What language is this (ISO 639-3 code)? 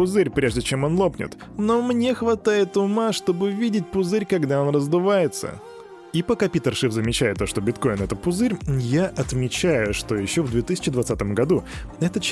rus